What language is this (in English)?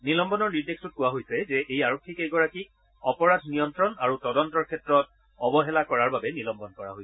Assamese